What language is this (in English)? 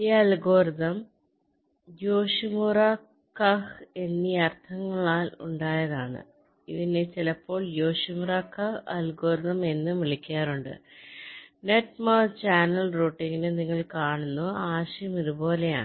Malayalam